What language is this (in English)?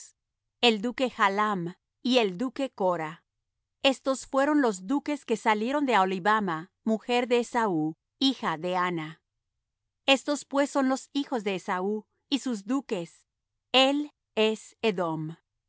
Spanish